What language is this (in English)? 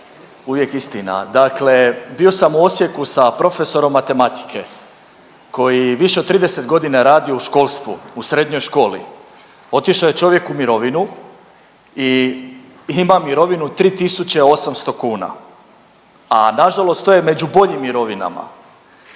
Croatian